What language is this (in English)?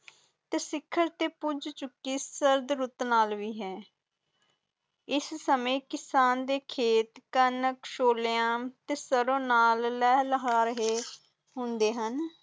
Punjabi